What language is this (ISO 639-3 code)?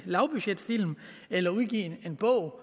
dan